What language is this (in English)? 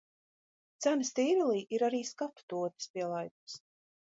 Latvian